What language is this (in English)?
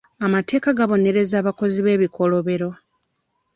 Ganda